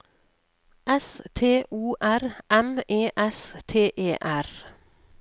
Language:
Norwegian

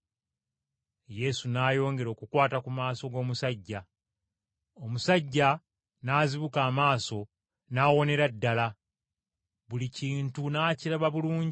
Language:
Ganda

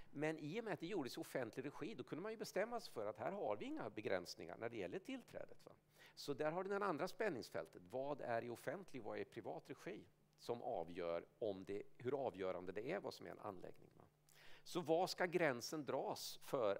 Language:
Swedish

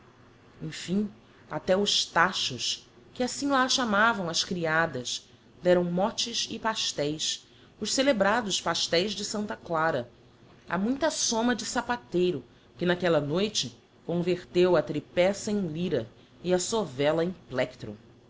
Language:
Portuguese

